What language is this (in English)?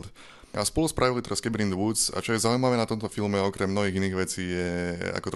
Slovak